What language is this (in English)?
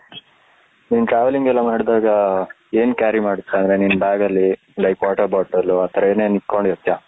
Kannada